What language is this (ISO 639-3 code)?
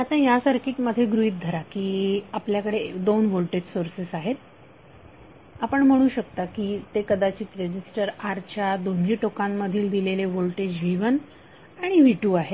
mar